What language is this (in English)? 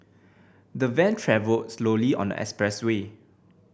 English